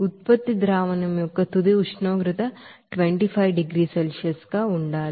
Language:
Telugu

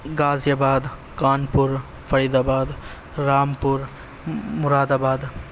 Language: Urdu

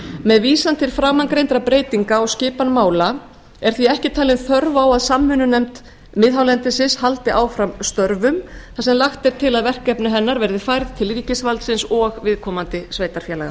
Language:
Icelandic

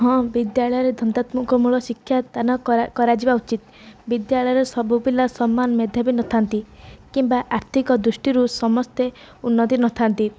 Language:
Odia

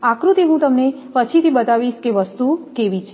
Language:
Gujarati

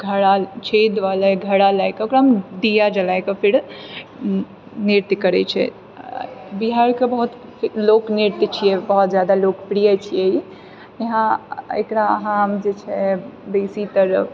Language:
Maithili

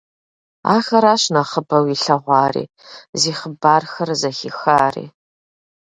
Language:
Kabardian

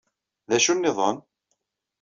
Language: Kabyle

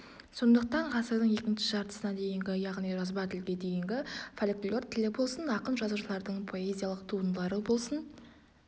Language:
Kazakh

